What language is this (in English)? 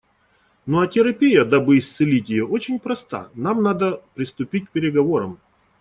Russian